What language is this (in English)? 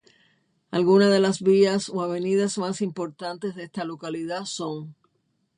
Spanish